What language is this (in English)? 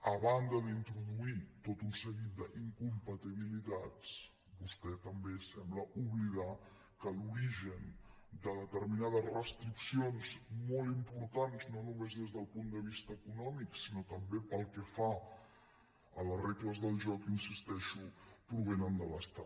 Catalan